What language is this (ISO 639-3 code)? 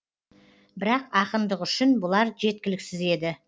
kaz